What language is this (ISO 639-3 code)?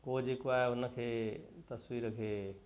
snd